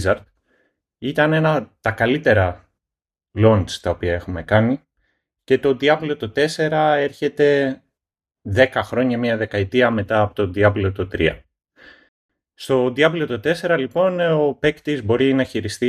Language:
Greek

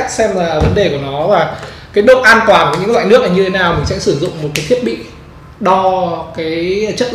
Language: Vietnamese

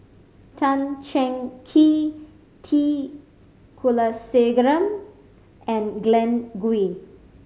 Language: English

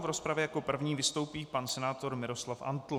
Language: Czech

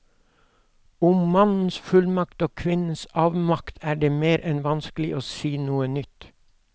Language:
Norwegian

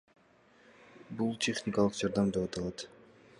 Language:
Kyrgyz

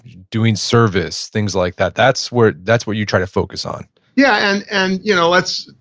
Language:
English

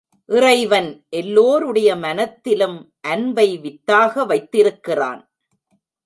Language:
Tamil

